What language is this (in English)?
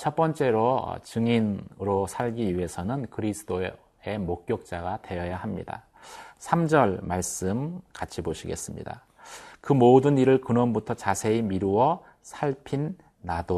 Korean